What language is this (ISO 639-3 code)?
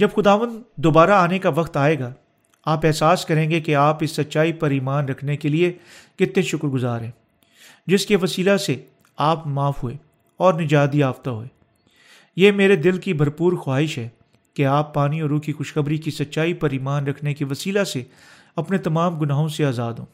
urd